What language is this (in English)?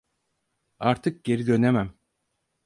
Turkish